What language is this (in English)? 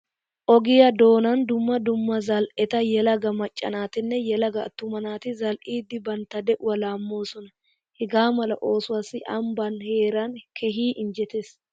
Wolaytta